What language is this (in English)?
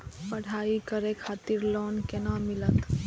Maithili